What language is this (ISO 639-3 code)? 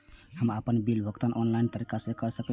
mai